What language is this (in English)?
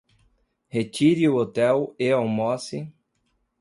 Portuguese